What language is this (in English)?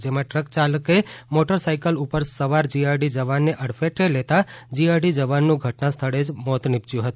Gujarati